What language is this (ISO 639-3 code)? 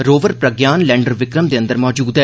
doi